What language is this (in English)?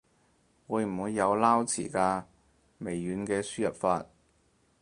Cantonese